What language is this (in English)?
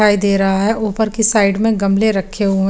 Hindi